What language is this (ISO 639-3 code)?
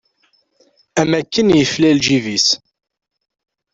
kab